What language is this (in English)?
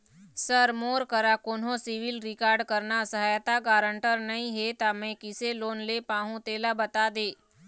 Chhattisgarhi